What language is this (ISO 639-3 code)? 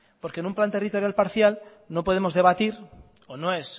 spa